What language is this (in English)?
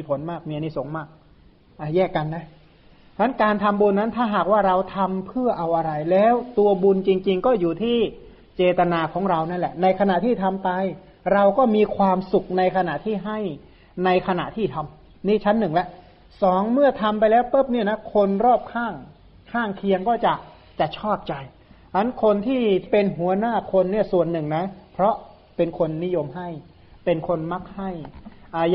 Thai